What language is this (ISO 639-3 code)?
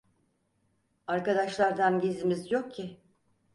tur